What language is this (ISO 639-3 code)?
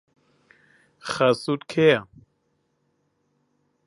ckb